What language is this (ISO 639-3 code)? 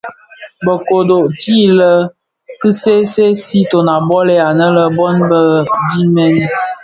ksf